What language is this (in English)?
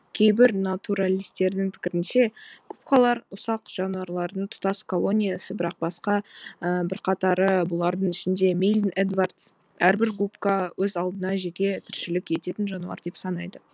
Kazakh